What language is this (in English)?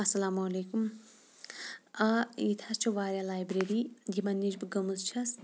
Kashmiri